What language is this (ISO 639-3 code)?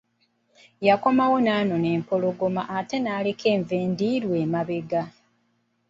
lug